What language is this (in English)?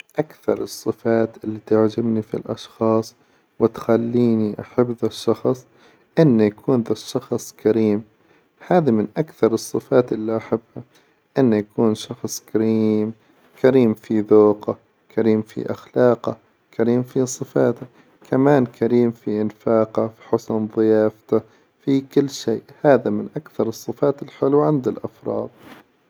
Hijazi Arabic